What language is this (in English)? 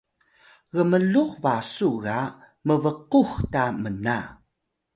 Atayal